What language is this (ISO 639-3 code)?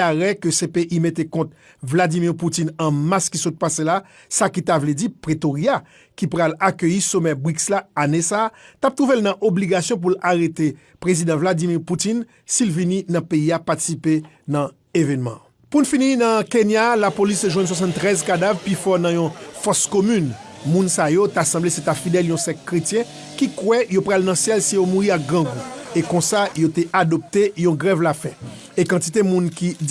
fra